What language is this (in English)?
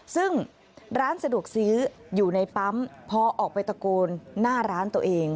Thai